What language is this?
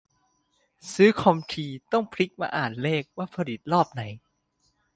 Thai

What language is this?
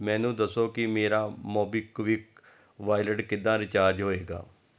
Punjabi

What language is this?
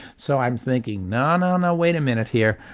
English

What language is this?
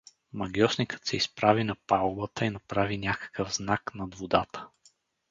Bulgarian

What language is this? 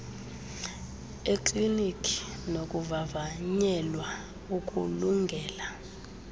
Xhosa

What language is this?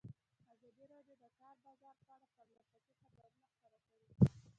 Pashto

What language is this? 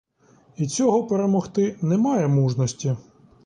Ukrainian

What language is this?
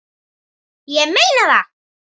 Icelandic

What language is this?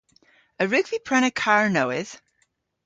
Cornish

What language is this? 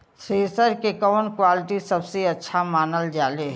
Bhojpuri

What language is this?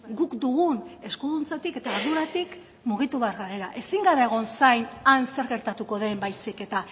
Basque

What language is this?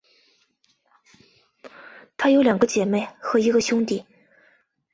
Chinese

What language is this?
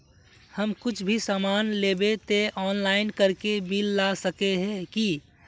Magahi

